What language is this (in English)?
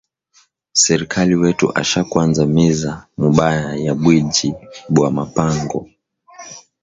Swahili